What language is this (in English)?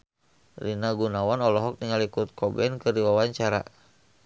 Sundanese